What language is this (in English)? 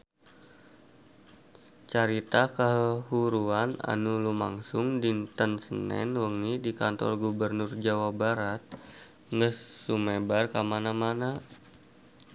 Sundanese